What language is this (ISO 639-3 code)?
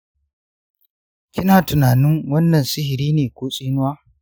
hau